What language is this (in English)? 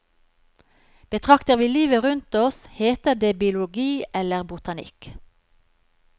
Norwegian